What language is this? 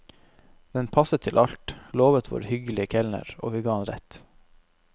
Norwegian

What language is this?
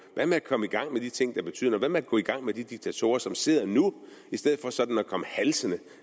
Danish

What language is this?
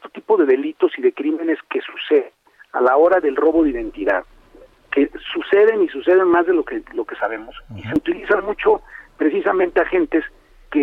Spanish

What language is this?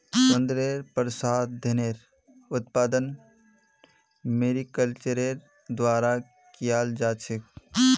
Magahi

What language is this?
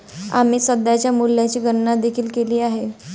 Marathi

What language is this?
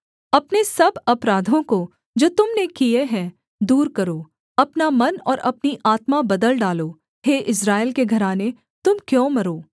Hindi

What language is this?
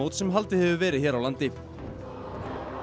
Icelandic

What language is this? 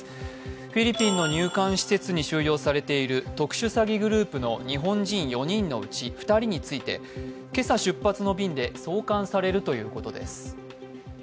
Japanese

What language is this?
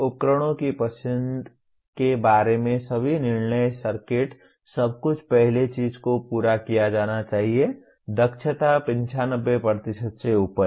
Hindi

